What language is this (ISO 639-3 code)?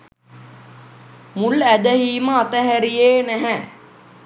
sin